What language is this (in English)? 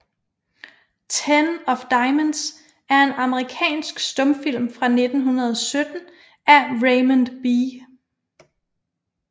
Danish